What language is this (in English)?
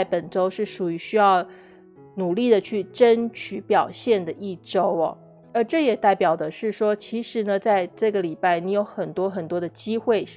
Chinese